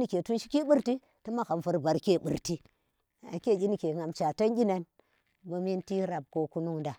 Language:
Tera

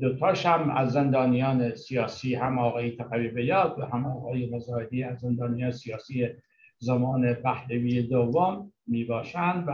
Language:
Persian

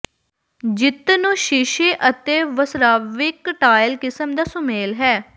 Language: Punjabi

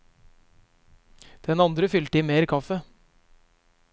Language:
Norwegian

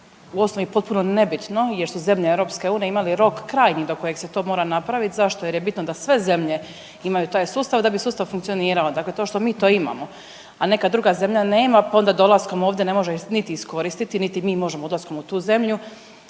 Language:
Croatian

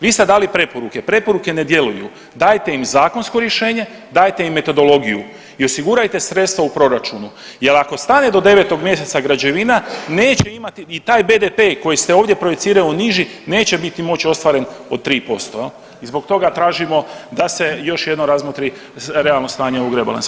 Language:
Croatian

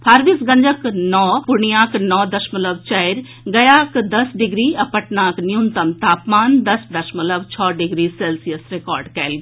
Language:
Maithili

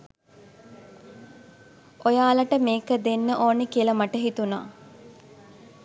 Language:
Sinhala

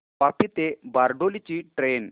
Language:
Marathi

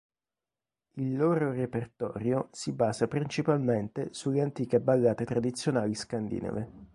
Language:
Italian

